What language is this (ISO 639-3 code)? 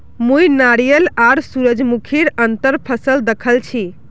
mag